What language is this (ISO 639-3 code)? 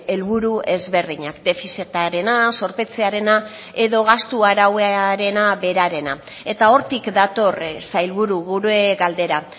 eus